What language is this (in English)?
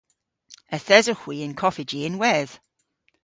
Cornish